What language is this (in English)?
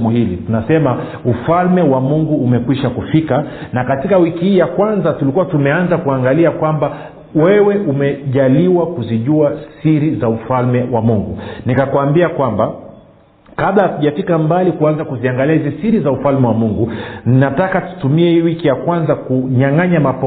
Swahili